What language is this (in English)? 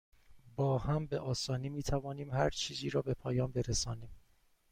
Persian